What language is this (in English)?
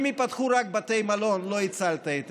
Hebrew